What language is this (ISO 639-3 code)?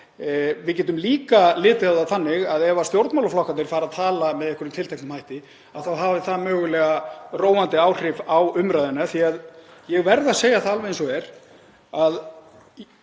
isl